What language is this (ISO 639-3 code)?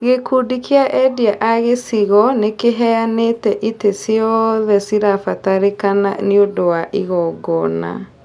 kik